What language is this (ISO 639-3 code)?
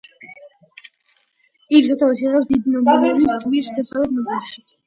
kat